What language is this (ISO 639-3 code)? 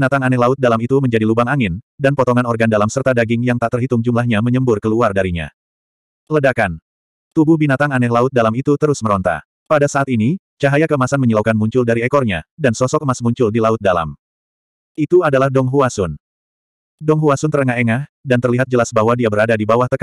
ind